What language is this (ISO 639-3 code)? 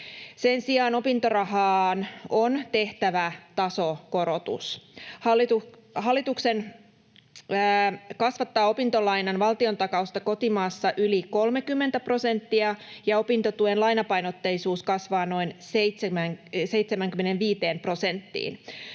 fin